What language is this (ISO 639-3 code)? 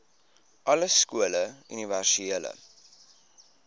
afr